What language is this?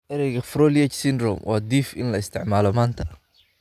Somali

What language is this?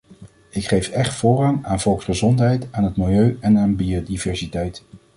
Dutch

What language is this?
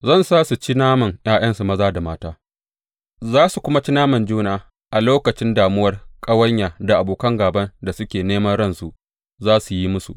Hausa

